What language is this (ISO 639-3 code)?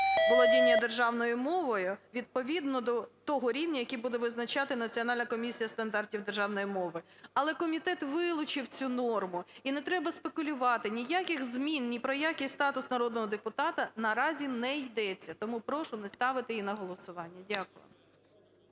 ukr